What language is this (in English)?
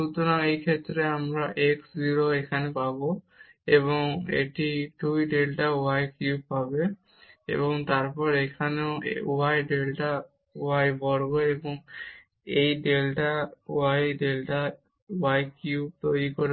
Bangla